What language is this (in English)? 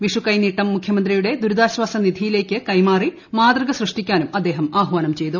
Malayalam